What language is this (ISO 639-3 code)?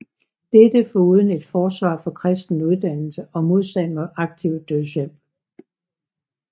dan